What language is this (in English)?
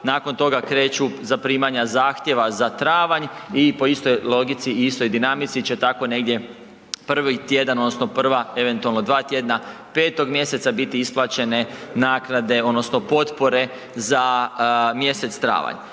Croatian